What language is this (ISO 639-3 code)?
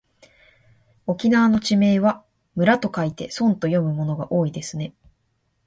jpn